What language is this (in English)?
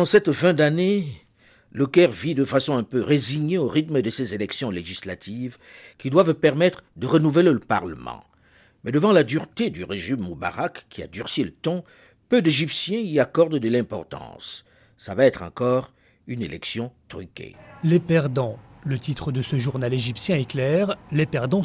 French